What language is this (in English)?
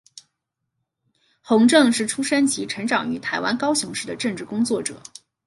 Chinese